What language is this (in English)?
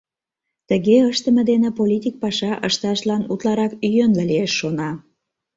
Mari